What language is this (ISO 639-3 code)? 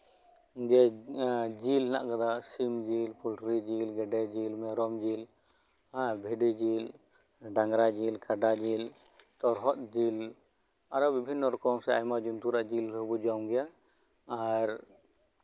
sat